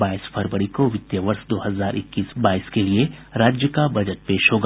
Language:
Hindi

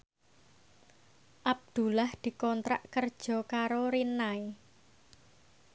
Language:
Javanese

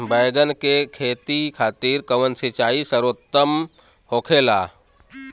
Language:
Bhojpuri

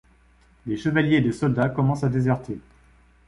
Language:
French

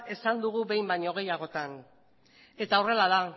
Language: Basque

